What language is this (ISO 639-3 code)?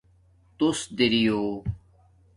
dmk